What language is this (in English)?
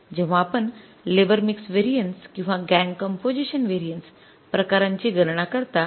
Marathi